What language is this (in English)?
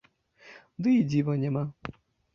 Belarusian